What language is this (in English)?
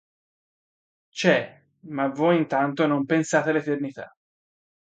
Italian